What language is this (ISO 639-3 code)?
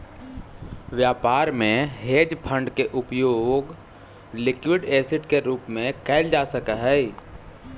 mag